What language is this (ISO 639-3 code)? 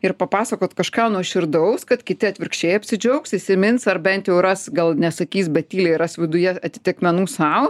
lit